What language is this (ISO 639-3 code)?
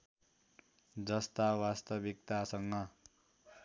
nep